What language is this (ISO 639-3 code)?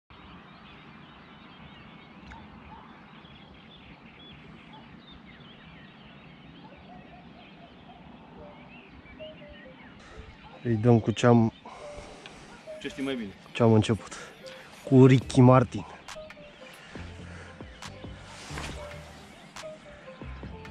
ron